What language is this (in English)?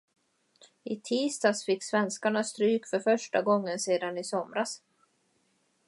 Swedish